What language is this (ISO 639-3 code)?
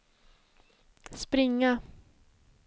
swe